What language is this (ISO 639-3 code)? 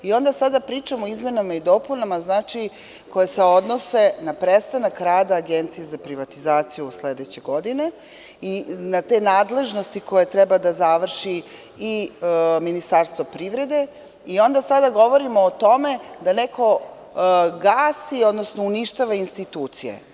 srp